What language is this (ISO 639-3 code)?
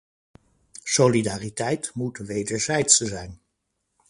nld